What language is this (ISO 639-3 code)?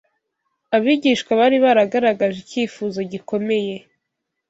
kin